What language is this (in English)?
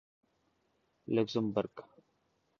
Urdu